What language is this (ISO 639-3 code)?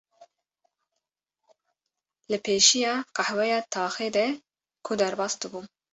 kur